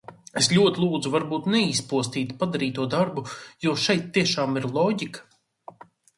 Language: Latvian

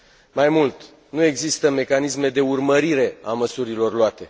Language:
Romanian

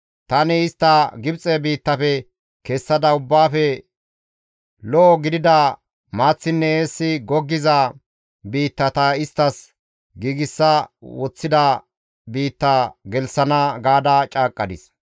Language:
Gamo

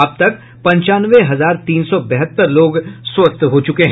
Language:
Hindi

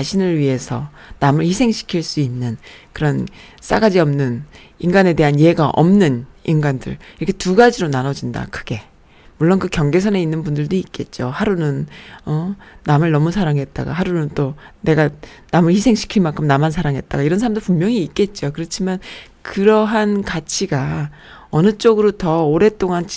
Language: Korean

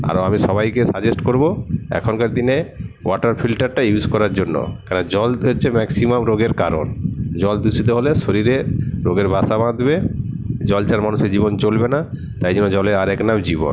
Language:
Bangla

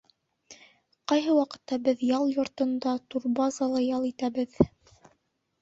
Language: Bashkir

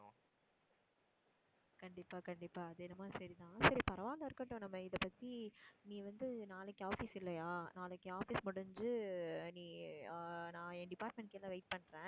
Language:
Tamil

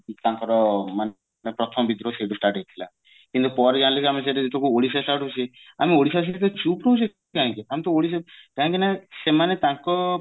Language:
Odia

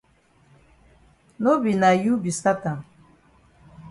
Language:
Cameroon Pidgin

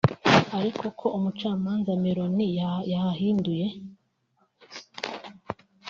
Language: Kinyarwanda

